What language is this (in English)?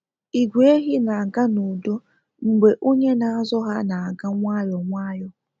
Igbo